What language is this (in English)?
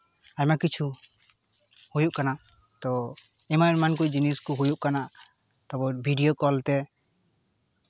Santali